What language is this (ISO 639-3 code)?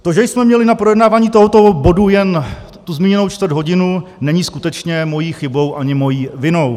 ces